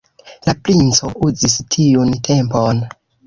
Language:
Esperanto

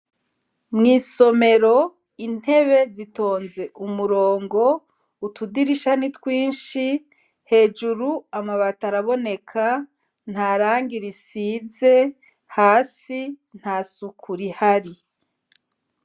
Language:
Rundi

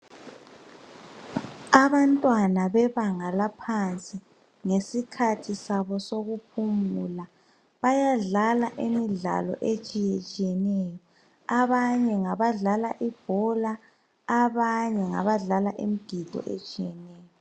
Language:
North Ndebele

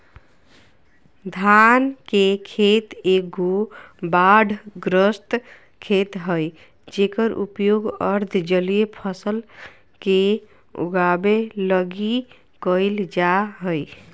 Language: Magahi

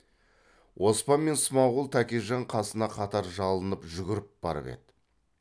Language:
Kazakh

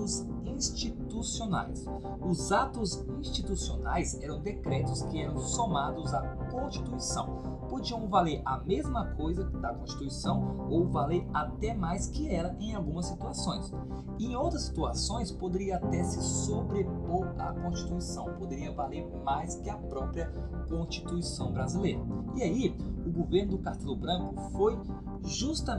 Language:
Portuguese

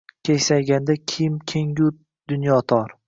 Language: Uzbek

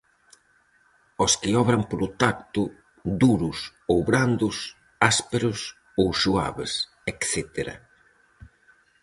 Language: Galician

